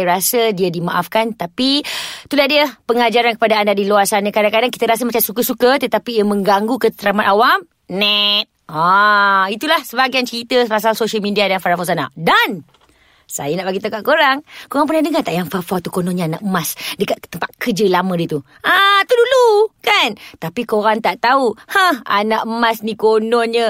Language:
Malay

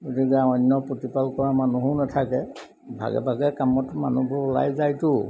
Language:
Assamese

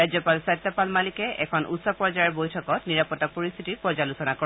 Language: Assamese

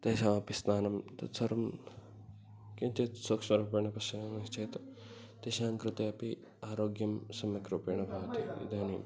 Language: Sanskrit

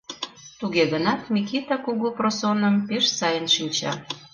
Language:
Mari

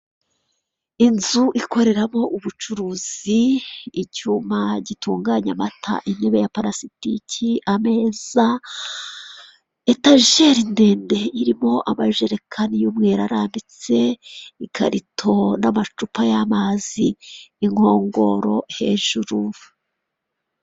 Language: Kinyarwanda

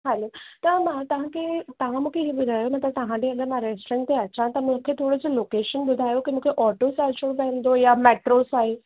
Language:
Sindhi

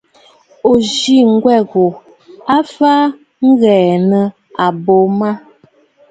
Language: Bafut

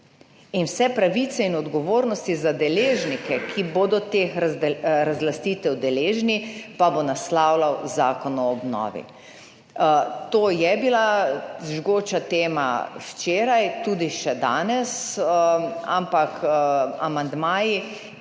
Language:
Slovenian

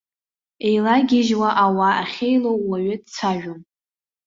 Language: Abkhazian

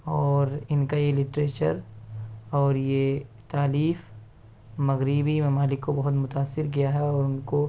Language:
Urdu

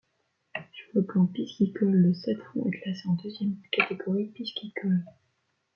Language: French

